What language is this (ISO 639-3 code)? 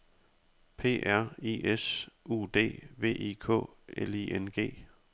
dan